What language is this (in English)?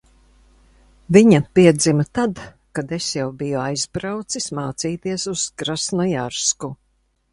Latvian